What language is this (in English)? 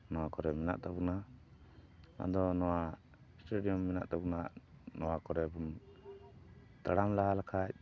Santali